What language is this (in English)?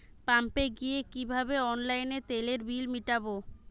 Bangla